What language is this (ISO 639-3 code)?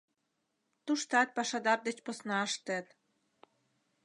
chm